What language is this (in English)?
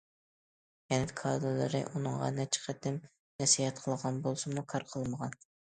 Uyghur